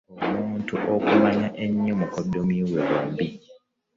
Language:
Ganda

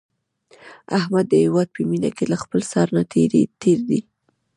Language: Pashto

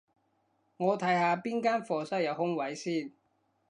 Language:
Cantonese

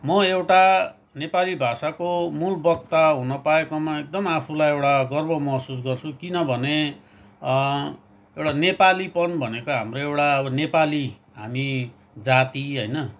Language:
Nepali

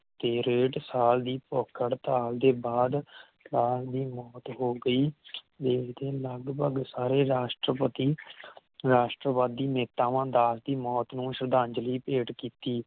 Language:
Punjabi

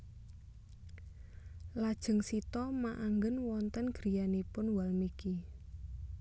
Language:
Javanese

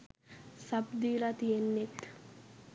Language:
Sinhala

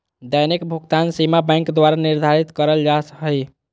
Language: Magahi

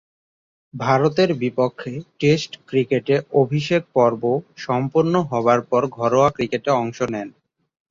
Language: Bangla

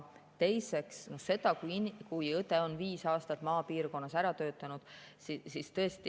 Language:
Estonian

